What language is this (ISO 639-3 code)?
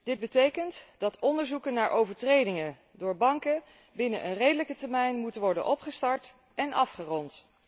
nld